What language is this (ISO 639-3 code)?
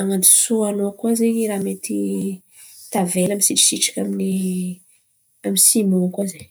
xmv